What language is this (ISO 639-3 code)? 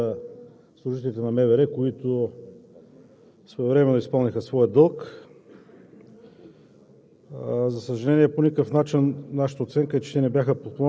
bul